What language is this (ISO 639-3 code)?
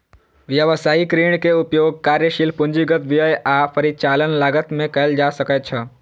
mai